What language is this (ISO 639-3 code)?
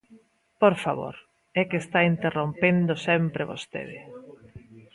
glg